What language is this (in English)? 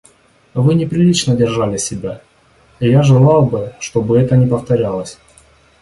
Russian